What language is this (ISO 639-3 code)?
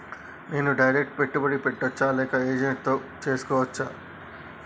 tel